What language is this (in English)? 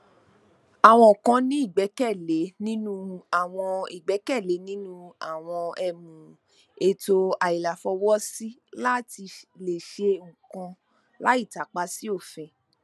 Yoruba